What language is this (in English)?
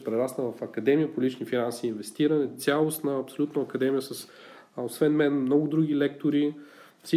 Bulgarian